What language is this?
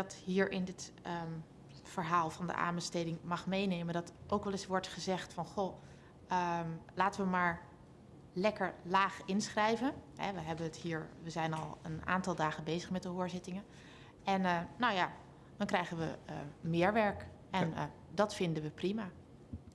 Dutch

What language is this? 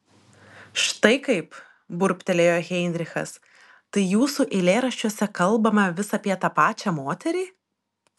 Lithuanian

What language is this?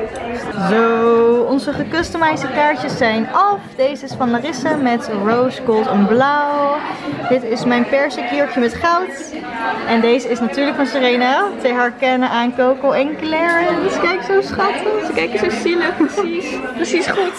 Dutch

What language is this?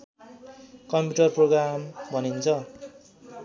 Nepali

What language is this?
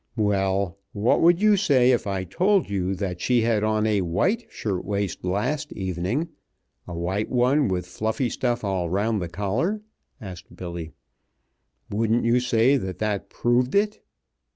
English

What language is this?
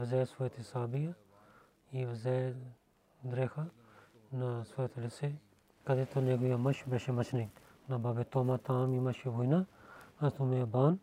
Bulgarian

